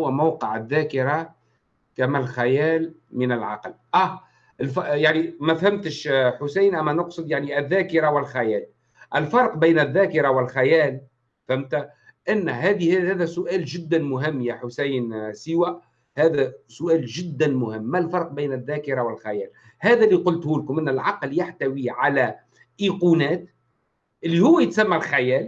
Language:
Arabic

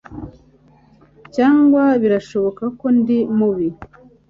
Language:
Kinyarwanda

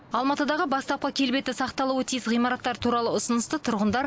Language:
Kazakh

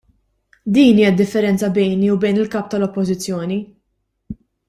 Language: Maltese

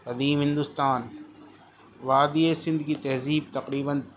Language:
Urdu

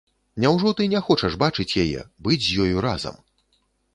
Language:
Belarusian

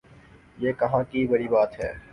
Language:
Urdu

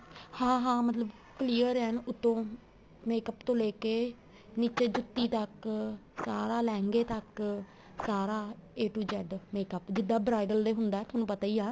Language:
Punjabi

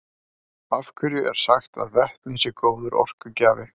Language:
Icelandic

